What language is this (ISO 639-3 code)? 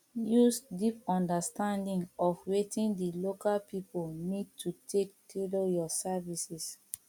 pcm